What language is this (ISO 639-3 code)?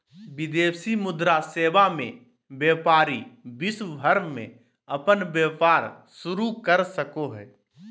mag